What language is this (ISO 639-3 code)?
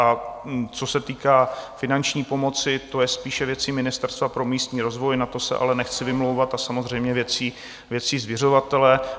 ces